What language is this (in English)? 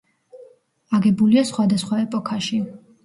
Georgian